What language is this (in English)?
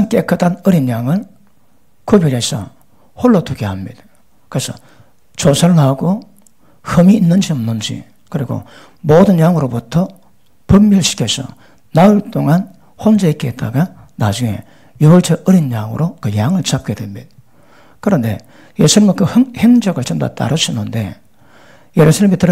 Korean